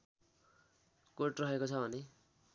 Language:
Nepali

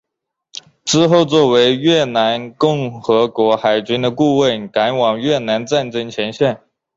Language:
Chinese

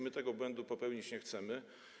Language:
Polish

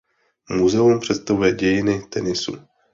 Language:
Czech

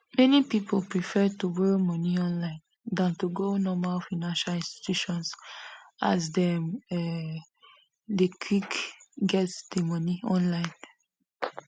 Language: Nigerian Pidgin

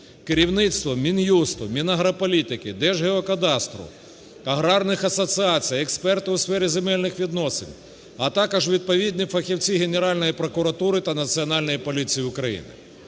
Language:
Ukrainian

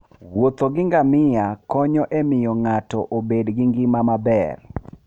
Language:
Luo (Kenya and Tanzania)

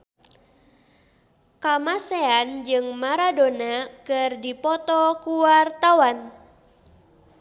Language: Sundanese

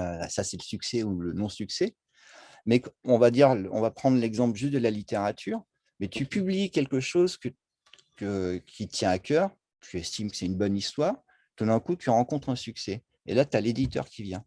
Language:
French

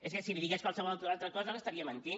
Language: Catalan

